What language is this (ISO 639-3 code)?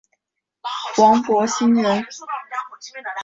zho